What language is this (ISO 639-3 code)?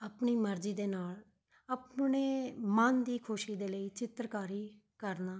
pan